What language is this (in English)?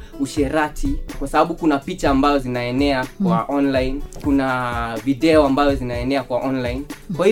Swahili